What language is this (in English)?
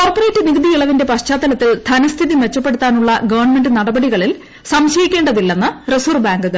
Malayalam